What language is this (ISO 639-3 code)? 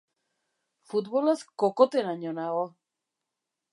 eus